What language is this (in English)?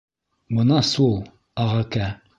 Bashkir